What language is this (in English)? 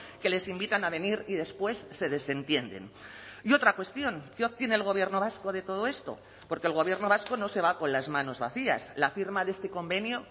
Spanish